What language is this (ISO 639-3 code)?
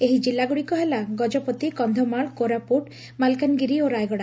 ori